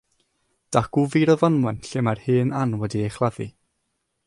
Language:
Welsh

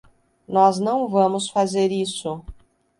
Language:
Portuguese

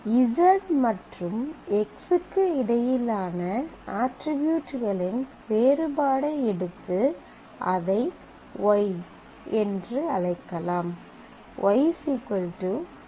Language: Tamil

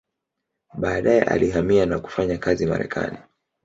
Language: Swahili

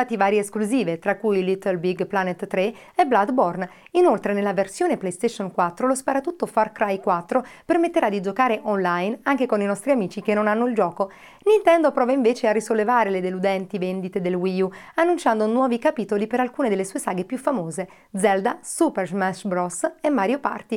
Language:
Italian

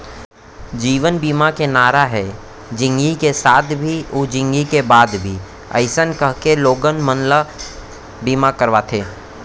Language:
Chhattisgarhi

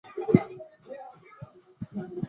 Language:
Chinese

